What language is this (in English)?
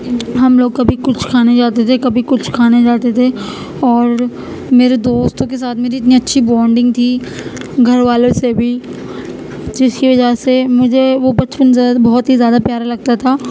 Urdu